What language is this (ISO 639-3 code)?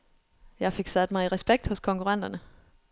dan